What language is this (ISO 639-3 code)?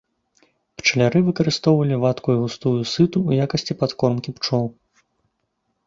bel